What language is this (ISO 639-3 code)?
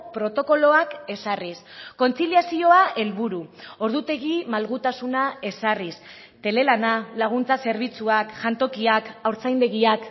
eus